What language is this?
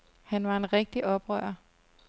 Danish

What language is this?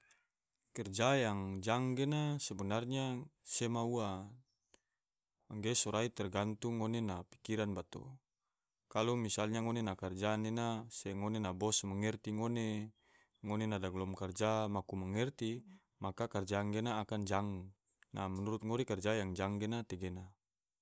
Tidore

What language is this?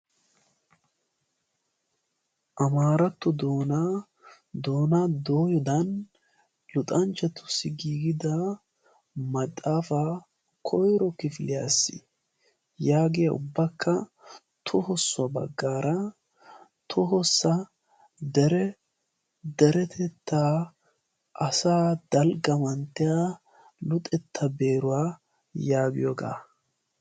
Wolaytta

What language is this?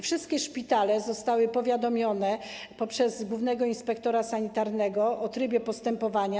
Polish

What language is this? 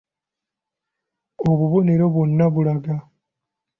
Ganda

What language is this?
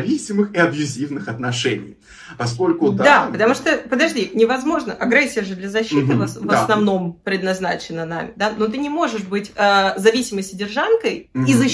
Russian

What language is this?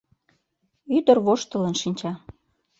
Mari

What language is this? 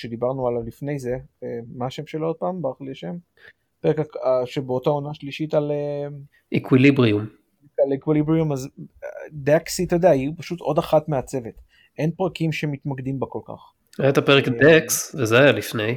Hebrew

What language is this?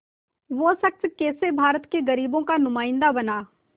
Hindi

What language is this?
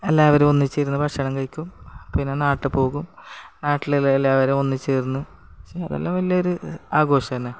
Malayalam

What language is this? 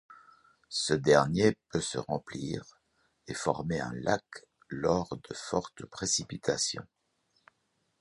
French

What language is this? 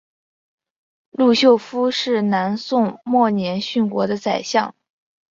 Chinese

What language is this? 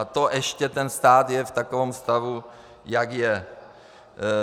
Czech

